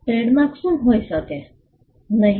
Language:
Gujarati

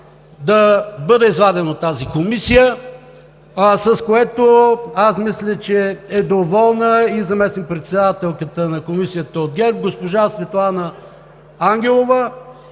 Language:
Bulgarian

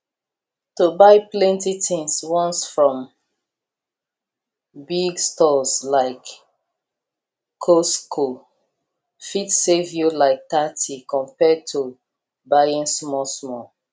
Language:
Nigerian Pidgin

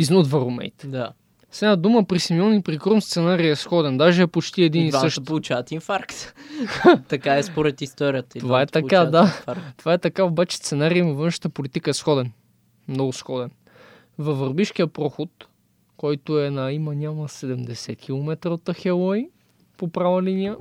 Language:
Bulgarian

